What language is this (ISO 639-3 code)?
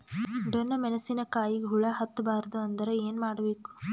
kan